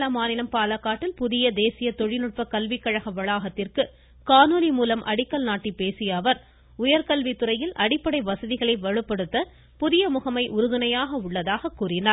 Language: Tamil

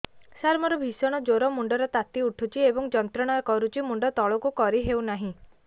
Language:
Odia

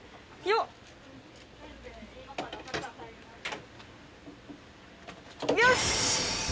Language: Japanese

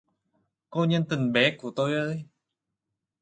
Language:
Vietnamese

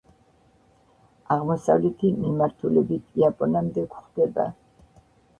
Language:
Georgian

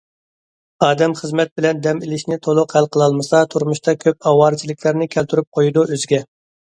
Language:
Uyghur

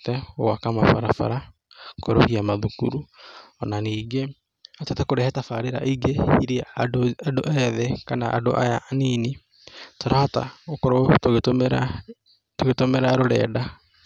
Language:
Kikuyu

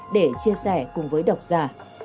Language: Vietnamese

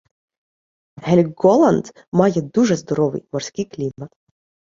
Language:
Ukrainian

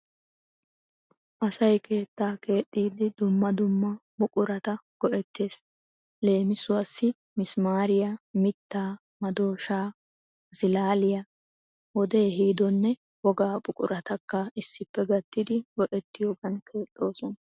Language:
Wolaytta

